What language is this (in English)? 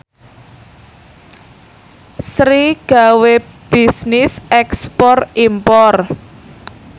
Javanese